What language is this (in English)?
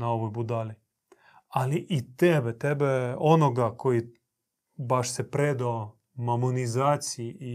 Croatian